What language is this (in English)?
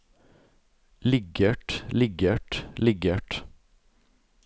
Norwegian